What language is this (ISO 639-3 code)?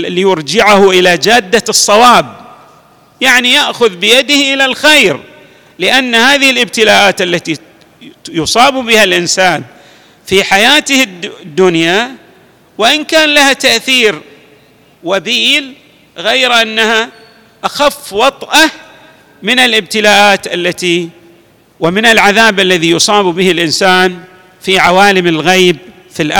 ara